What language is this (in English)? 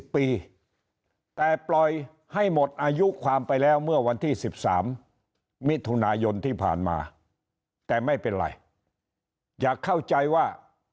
Thai